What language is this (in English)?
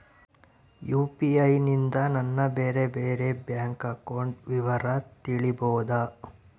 Kannada